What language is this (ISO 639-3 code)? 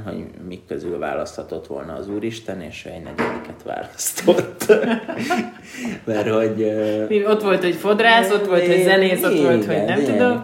hun